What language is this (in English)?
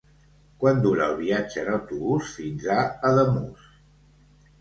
Catalan